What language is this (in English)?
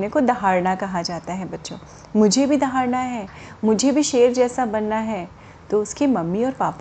Hindi